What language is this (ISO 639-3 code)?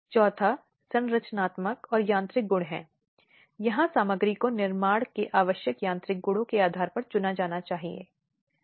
hin